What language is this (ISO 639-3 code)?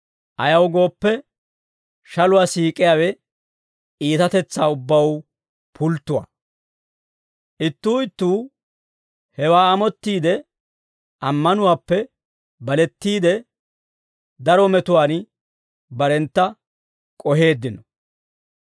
dwr